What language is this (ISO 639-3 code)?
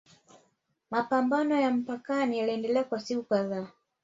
swa